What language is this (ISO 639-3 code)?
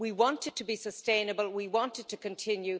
eng